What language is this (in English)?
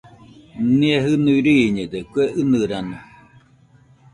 Nüpode Huitoto